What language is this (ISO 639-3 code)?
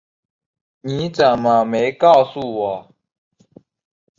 zho